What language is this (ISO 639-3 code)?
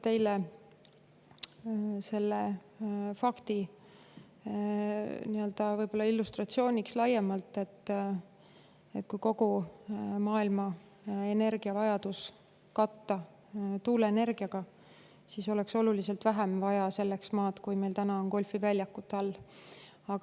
est